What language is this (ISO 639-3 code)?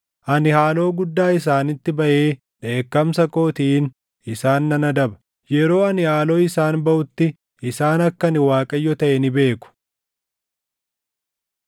orm